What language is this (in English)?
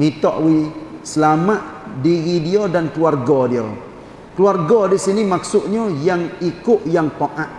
Malay